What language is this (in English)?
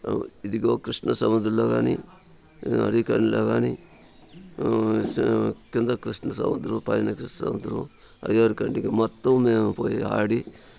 Telugu